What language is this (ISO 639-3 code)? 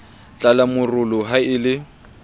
sot